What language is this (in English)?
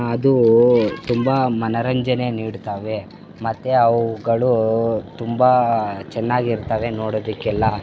Kannada